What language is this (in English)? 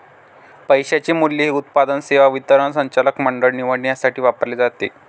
Marathi